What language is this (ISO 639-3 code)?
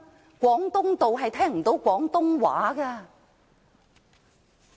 yue